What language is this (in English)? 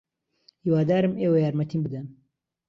Central Kurdish